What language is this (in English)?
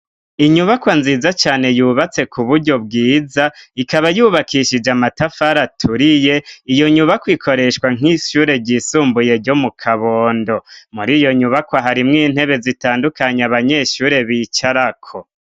Rundi